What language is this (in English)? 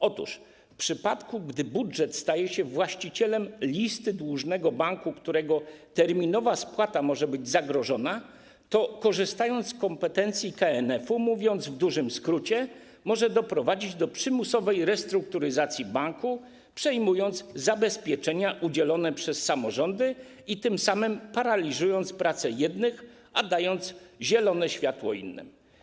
Polish